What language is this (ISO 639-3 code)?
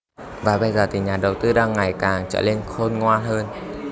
vie